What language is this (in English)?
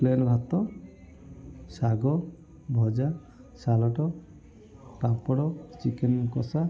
Odia